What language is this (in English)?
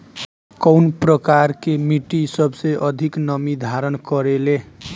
Bhojpuri